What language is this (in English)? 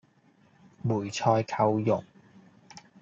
Cantonese